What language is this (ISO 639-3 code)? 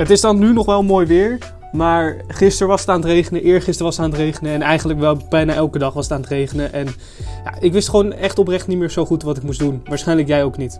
nld